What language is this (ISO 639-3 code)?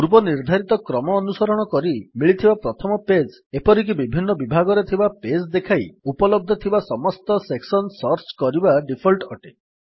ori